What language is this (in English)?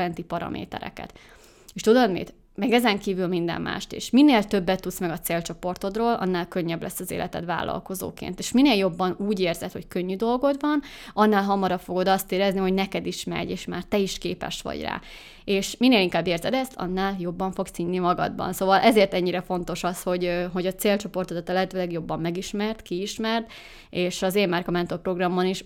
Hungarian